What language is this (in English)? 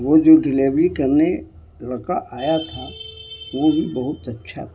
Urdu